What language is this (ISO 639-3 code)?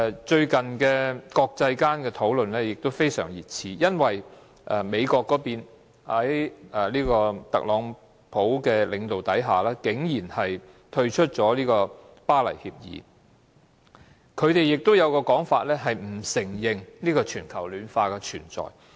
yue